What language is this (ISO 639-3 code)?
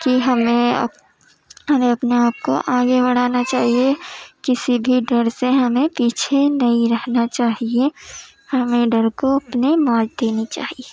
urd